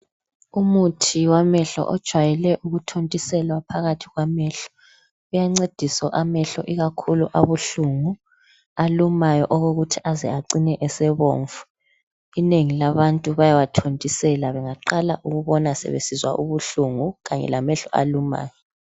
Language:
North Ndebele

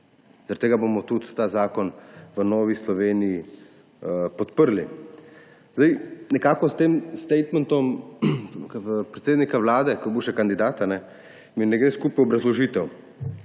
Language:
Slovenian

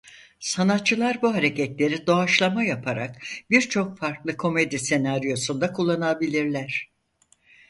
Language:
Turkish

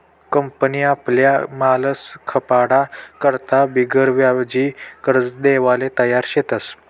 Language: Marathi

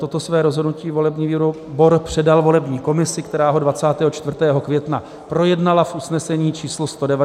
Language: Czech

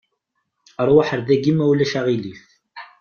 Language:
Kabyle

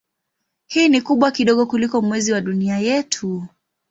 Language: Swahili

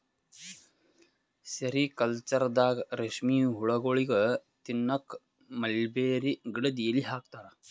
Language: Kannada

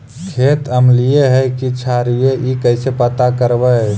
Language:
Magahi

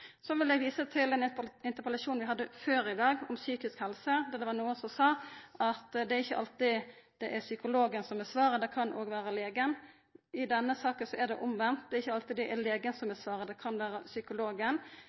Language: Norwegian Nynorsk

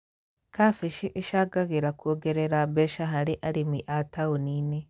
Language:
Kikuyu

